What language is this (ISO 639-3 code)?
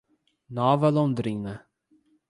por